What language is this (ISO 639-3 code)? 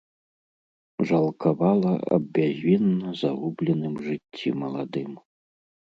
bel